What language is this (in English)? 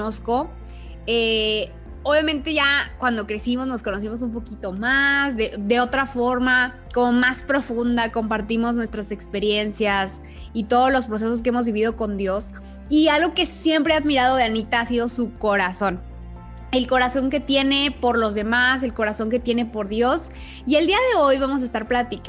Spanish